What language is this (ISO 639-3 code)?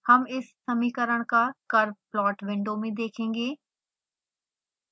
hin